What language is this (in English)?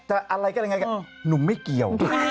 Thai